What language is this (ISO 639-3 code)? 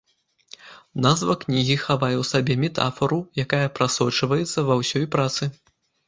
bel